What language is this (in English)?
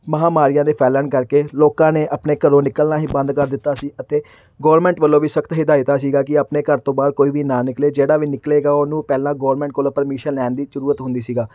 Punjabi